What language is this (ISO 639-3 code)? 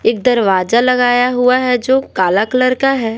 hin